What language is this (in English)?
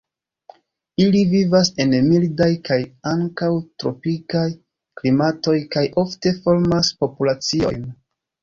Esperanto